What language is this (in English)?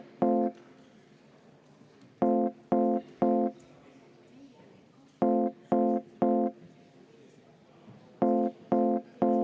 Estonian